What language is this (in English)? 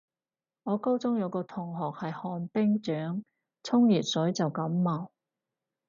Cantonese